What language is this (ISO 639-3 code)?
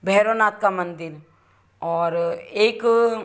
hin